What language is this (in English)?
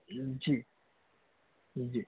Urdu